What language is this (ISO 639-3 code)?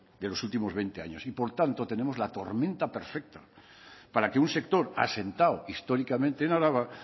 spa